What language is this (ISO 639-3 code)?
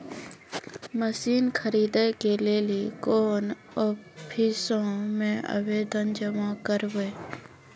mai